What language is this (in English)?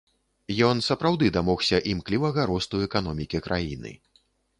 Belarusian